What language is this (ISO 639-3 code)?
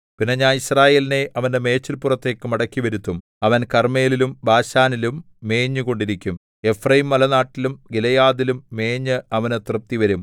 mal